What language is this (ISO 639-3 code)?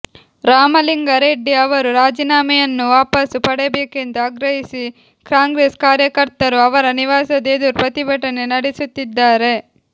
kan